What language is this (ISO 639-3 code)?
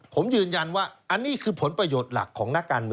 tha